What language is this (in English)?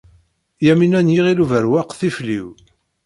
Kabyle